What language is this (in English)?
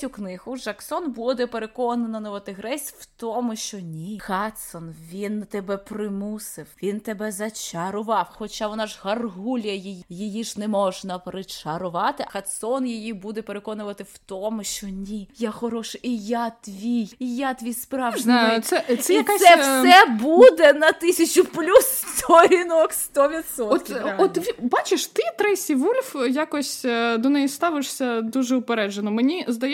Ukrainian